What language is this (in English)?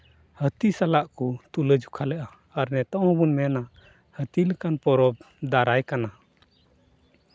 Santali